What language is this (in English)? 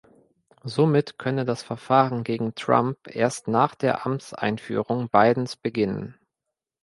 German